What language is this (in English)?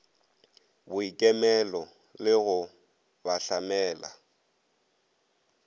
Northern Sotho